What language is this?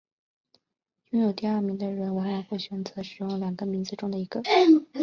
Chinese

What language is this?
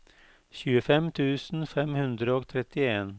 Norwegian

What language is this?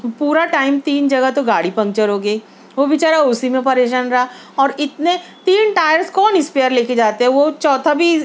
Urdu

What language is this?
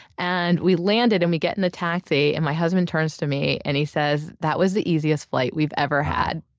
English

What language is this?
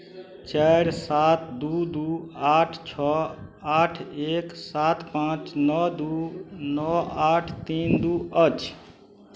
Maithili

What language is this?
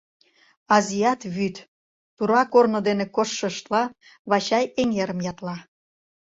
Mari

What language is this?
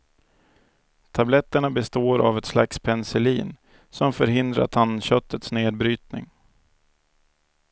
Swedish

